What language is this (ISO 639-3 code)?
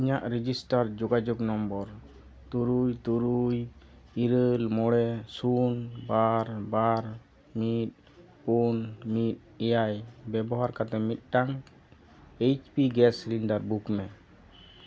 sat